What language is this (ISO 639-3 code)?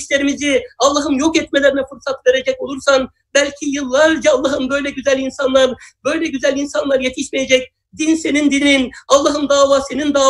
tur